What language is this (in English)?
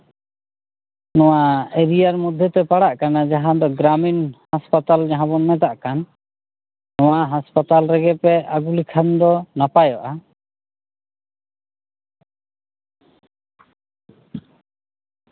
Santali